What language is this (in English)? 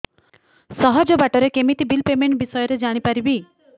Odia